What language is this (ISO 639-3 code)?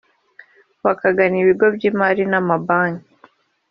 kin